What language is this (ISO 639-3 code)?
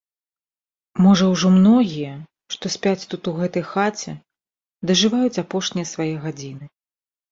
bel